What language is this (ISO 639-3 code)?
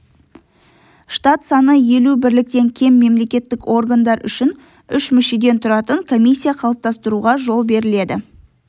kaz